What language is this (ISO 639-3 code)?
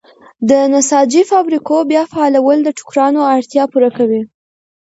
pus